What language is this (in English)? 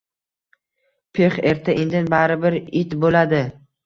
Uzbek